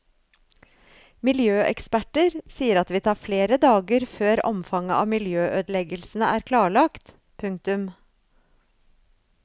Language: Norwegian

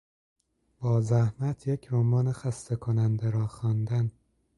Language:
Persian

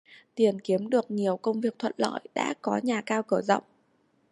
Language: Vietnamese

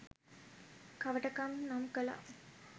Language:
Sinhala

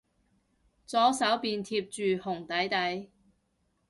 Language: Cantonese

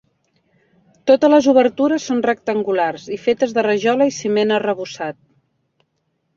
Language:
Catalan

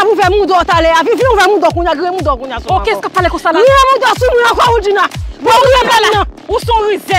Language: French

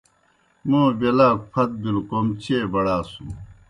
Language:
Kohistani Shina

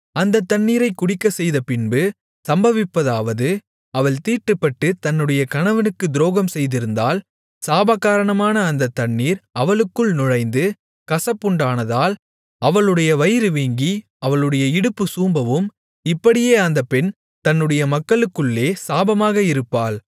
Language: Tamil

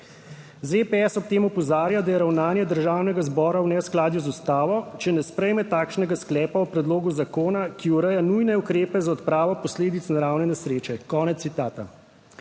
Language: Slovenian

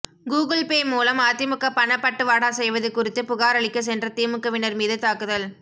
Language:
Tamil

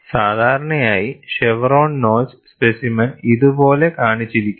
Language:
Malayalam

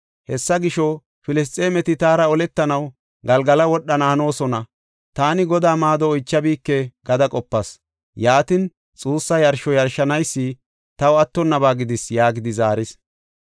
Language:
Gofa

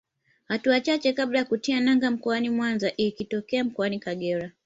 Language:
Swahili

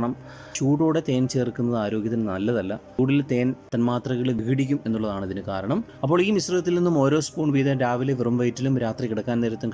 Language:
Malayalam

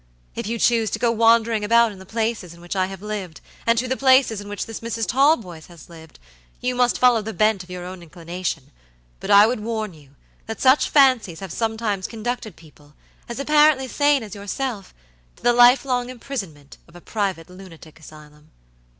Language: English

